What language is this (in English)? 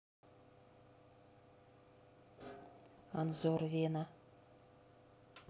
Russian